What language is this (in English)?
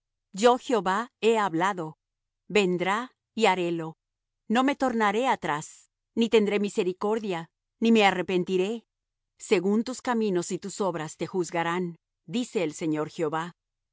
Spanish